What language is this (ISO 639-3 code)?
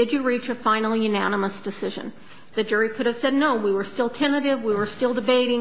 eng